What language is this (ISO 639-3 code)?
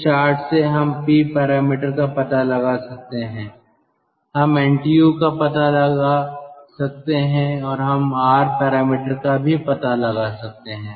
hin